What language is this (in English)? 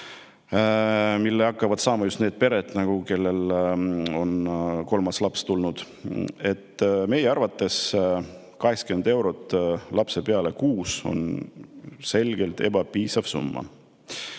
Estonian